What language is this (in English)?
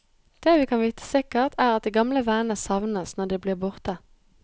Norwegian